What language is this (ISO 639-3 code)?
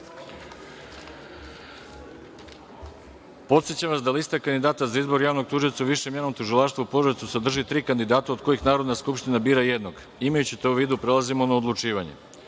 srp